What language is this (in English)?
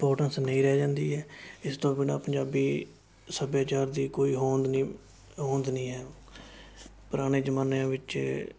Punjabi